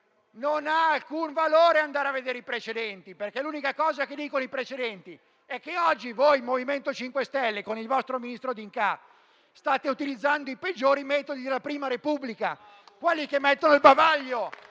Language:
Italian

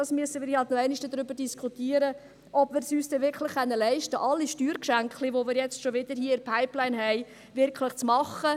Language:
Swiss German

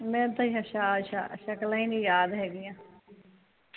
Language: Punjabi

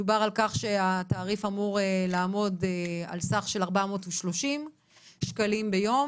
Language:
Hebrew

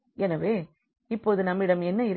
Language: Tamil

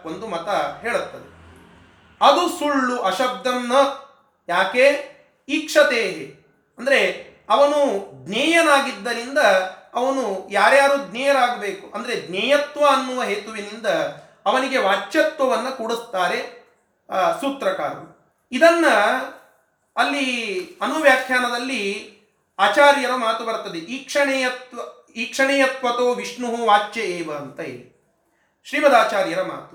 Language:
Kannada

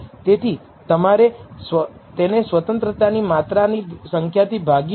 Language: Gujarati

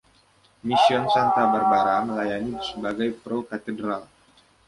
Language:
Indonesian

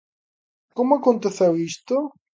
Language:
Galician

